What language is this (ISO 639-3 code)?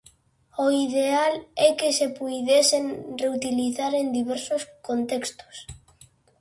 glg